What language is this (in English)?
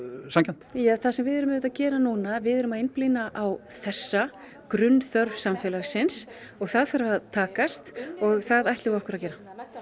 Icelandic